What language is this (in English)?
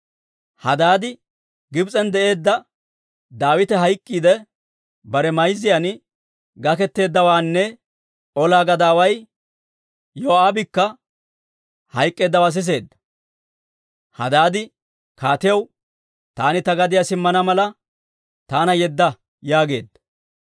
Dawro